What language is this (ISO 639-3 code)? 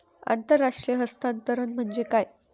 mar